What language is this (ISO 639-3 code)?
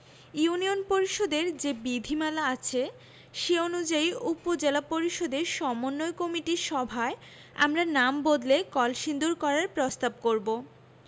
ben